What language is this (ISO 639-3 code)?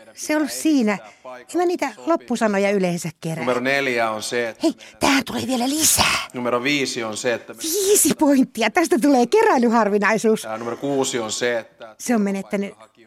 fin